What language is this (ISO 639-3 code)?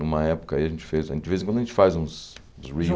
por